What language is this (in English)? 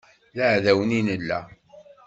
Kabyle